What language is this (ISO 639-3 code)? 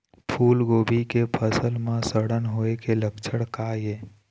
hne